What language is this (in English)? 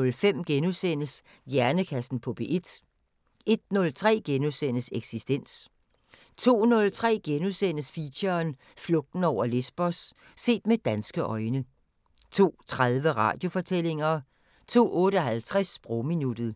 Danish